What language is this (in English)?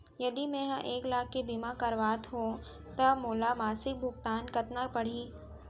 Chhattisgarhi